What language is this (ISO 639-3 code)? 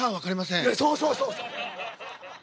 jpn